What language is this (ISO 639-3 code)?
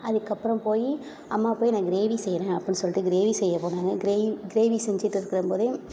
tam